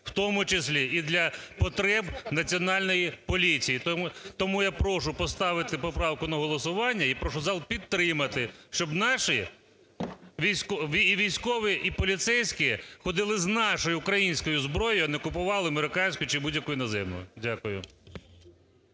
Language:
Ukrainian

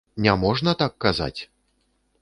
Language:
Belarusian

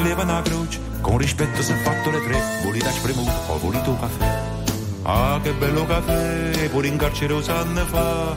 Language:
Italian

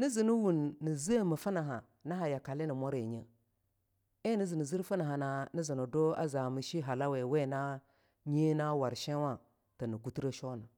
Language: Longuda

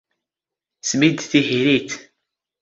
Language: Standard Moroccan Tamazight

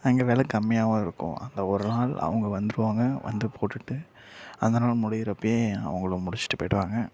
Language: Tamil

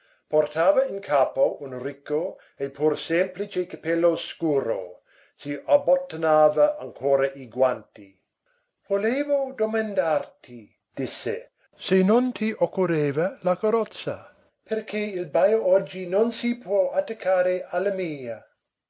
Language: Italian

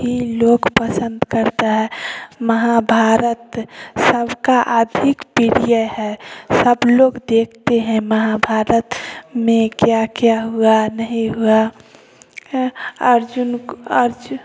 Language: Hindi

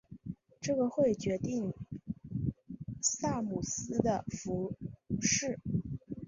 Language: Chinese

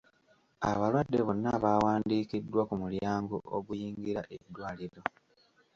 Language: Ganda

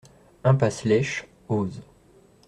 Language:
French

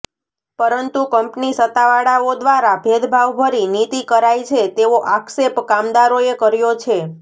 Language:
Gujarati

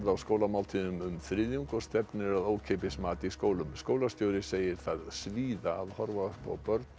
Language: Icelandic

